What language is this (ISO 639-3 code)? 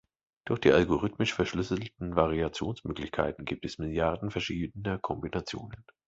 deu